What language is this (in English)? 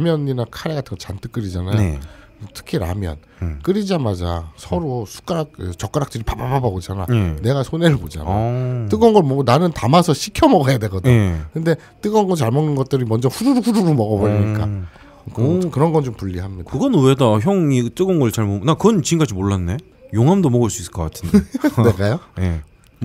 Korean